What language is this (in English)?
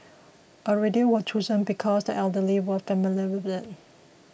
English